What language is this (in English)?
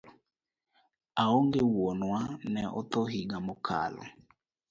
Luo (Kenya and Tanzania)